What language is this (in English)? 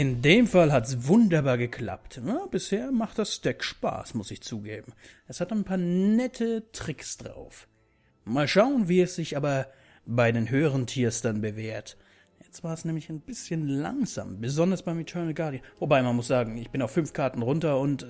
German